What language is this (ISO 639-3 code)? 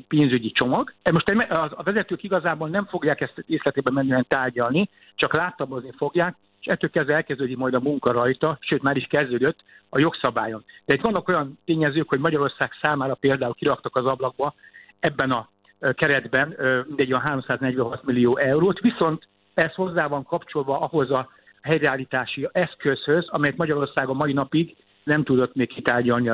hun